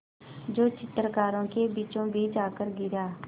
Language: Hindi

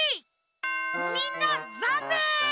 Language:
Japanese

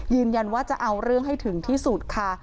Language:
Thai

